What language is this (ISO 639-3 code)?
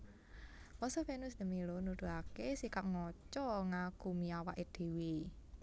jav